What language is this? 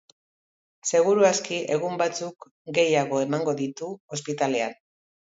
Basque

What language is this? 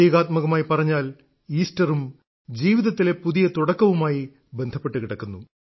Malayalam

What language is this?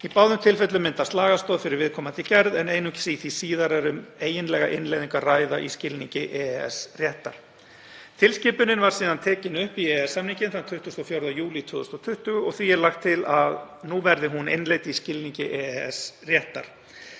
Icelandic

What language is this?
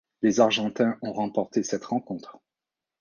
French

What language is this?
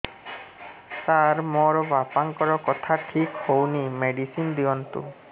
Odia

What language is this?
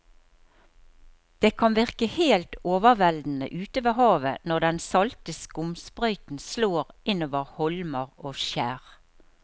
Norwegian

